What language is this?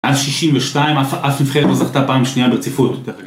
Hebrew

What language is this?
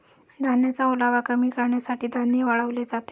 Marathi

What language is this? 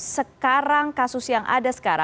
Indonesian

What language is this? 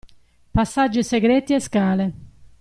Italian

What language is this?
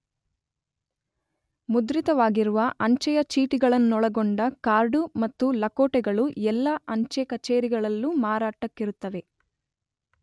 Kannada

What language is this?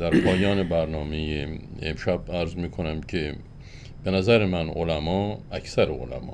Persian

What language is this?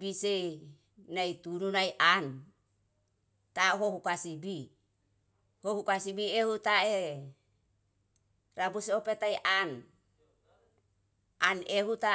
Yalahatan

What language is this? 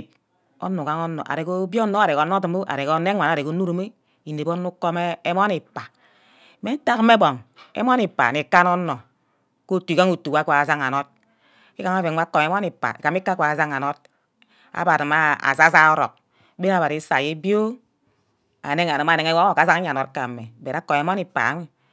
Ubaghara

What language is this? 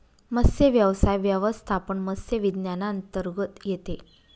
Marathi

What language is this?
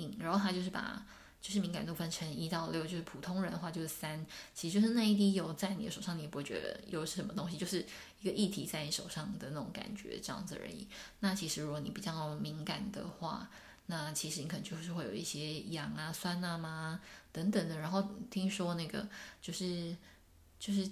Chinese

